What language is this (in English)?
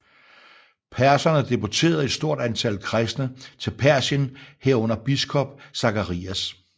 Danish